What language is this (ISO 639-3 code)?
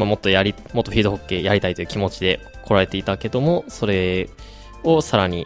jpn